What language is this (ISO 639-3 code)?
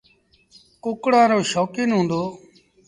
sbn